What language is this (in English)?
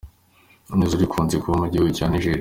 Kinyarwanda